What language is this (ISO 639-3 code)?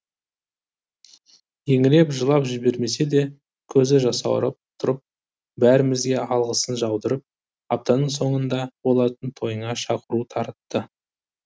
kaz